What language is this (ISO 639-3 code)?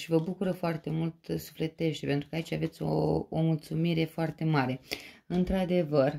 ron